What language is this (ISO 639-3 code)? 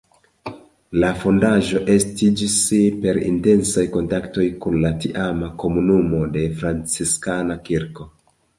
epo